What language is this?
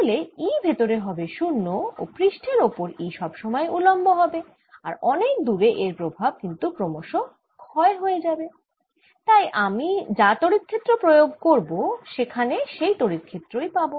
Bangla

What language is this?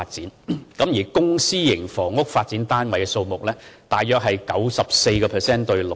Cantonese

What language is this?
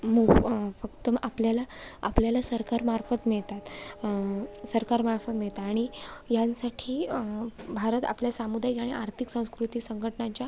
Marathi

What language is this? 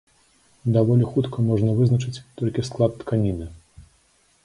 Belarusian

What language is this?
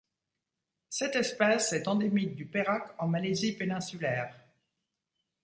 French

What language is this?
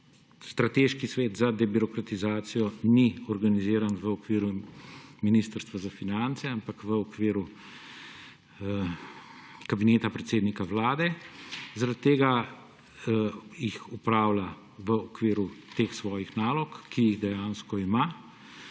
Slovenian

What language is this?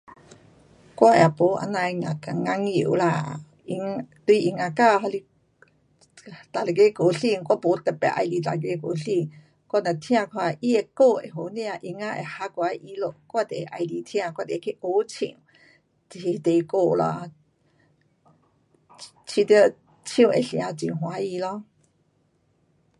Pu-Xian Chinese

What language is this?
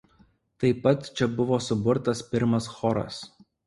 Lithuanian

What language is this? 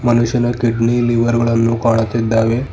Kannada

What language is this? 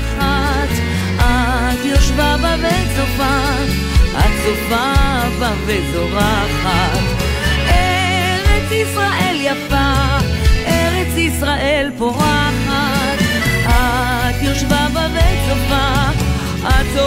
Hebrew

